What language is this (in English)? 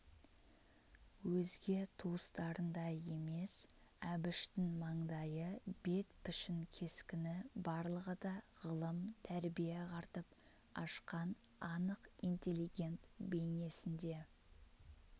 Kazakh